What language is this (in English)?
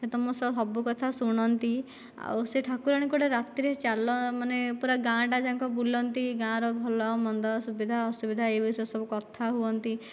Odia